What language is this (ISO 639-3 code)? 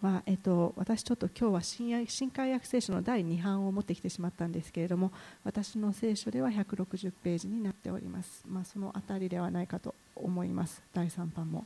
jpn